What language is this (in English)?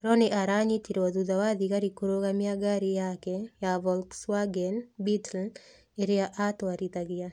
Kikuyu